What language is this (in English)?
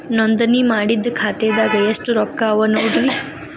Kannada